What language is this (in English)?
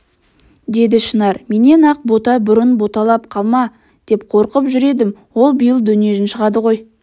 Kazakh